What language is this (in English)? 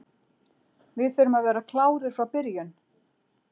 Icelandic